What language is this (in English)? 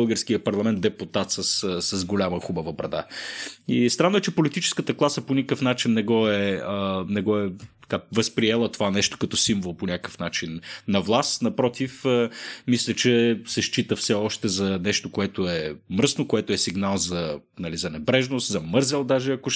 Bulgarian